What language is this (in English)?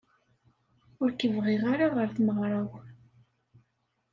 Kabyle